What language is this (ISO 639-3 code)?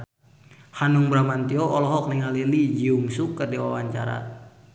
sun